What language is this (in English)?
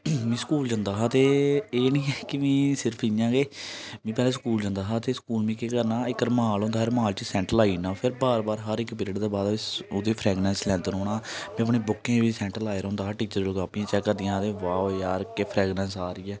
Dogri